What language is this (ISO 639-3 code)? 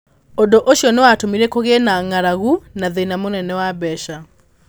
kik